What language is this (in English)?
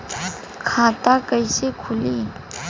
Bhojpuri